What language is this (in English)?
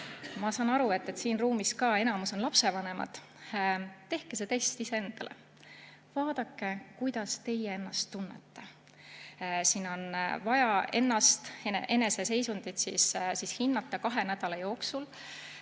Estonian